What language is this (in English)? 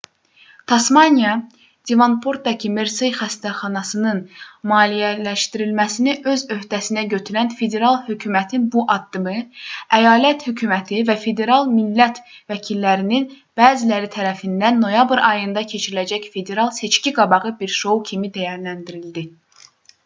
Azerbaijani